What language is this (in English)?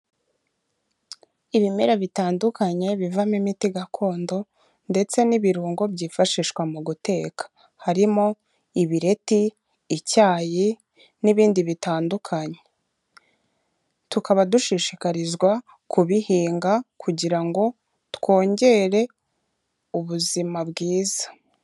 Kinyarwanda